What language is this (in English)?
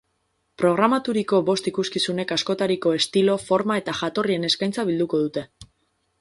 Basque